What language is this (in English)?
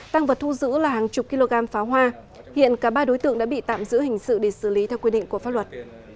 Vietnamese